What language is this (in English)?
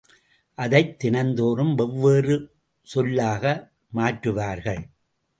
Tamil